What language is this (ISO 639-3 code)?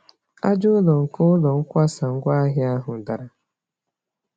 ibo